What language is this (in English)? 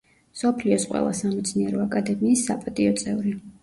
Georgian